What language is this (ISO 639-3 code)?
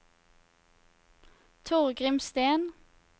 nor